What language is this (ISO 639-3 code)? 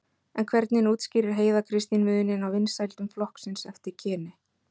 isl